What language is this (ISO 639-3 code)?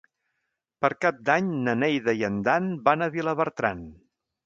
cat